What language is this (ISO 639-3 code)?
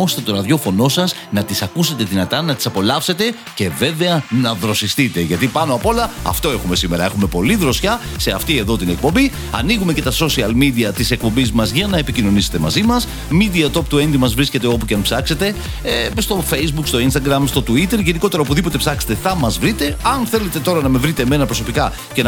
ell